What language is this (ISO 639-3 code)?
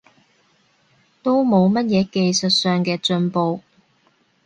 yue